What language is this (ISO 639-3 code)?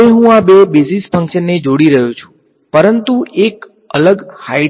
guj